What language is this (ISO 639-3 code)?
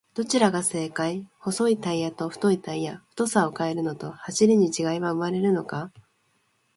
jpn